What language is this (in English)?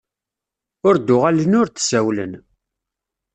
Kabyle